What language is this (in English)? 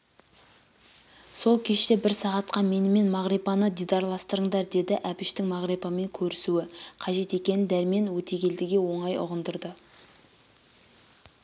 Kazakh